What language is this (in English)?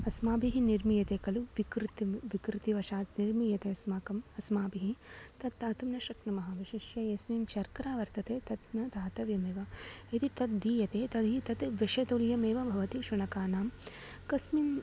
Sanskrit